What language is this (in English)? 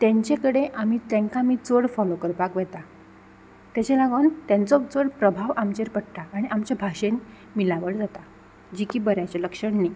Konkani